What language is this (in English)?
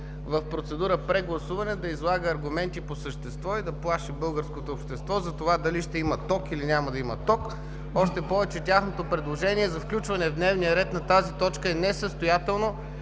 Bulgarian